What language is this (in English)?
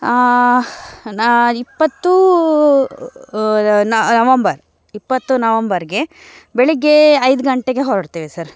Kannada